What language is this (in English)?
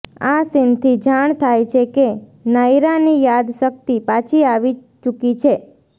Gujarati